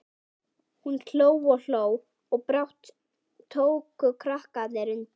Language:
Icelandic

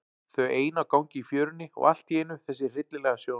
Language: Icelandic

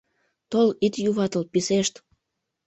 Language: Mari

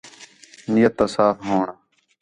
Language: Khetrani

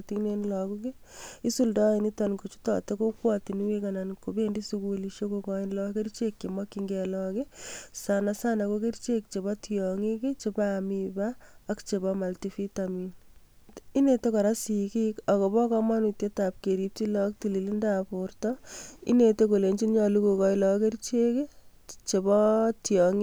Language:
Kalenjin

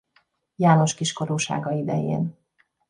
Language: Hungarian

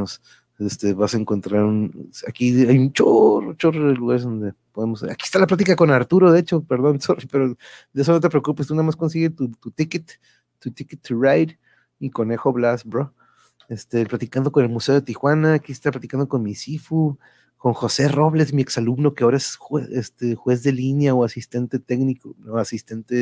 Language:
Spanish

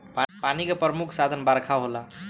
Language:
Bhojpuri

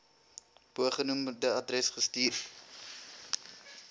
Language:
Afrikaans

